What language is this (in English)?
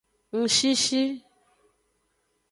Aja (Benin)